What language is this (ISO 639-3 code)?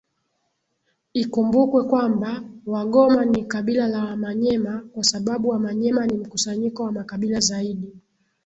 swa